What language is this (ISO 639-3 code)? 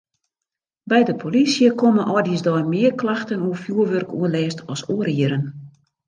fry